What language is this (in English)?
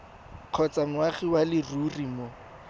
Tswana